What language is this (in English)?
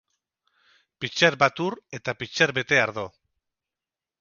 Basque